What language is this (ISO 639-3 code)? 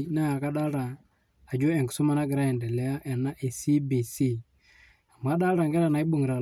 mas